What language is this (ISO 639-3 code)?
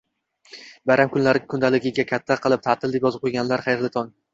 uzb